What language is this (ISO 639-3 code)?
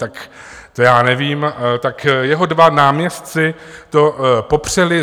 ces